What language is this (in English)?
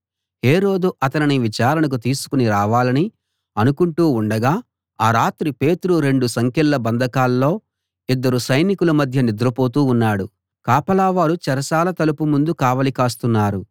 Telugu